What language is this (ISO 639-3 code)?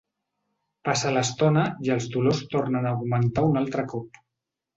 cat